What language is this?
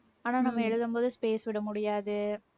Tamil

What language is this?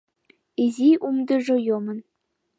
Mari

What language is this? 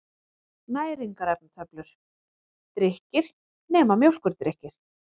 Icelandic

